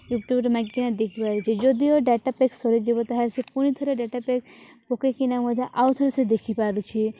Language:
Odia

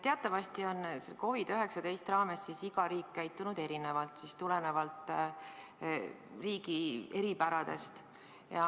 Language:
Estonian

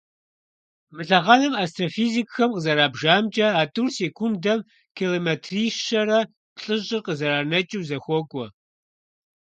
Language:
Kabardian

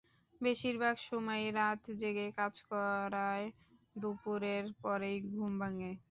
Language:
Bangla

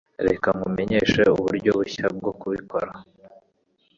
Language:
Kinyarwanda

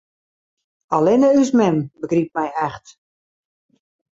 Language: Western Frisian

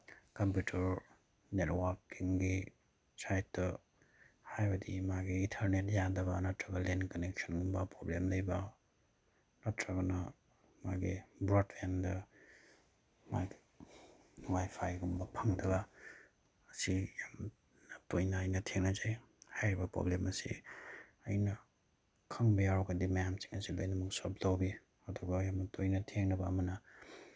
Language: Manipuri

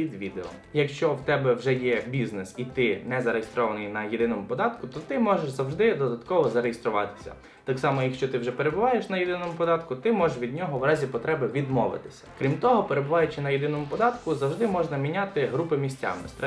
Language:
Ukrainian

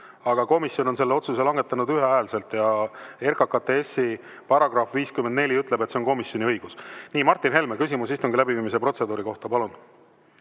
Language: Estonian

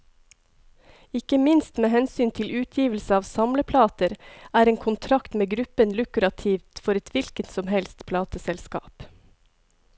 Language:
Norwegian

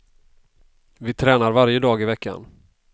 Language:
Swedish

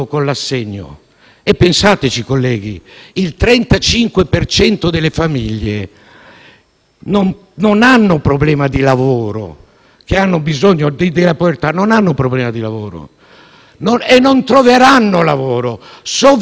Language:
Italian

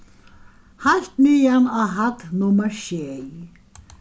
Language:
Faroese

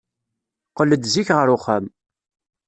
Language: Kabyle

